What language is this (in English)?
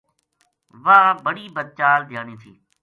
Gujari